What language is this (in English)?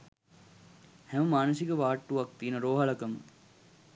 Sinhala